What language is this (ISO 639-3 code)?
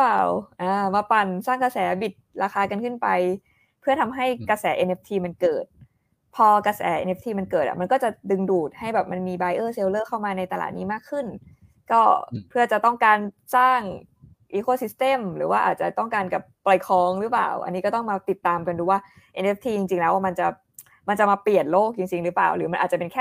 tha